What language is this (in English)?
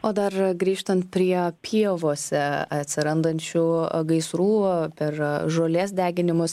Lithuanian